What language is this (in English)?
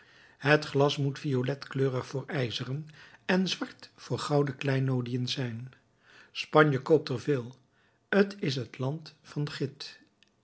Dutch